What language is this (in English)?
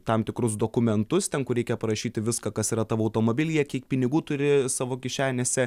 Lithuanian